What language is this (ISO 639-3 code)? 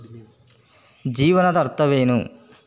kan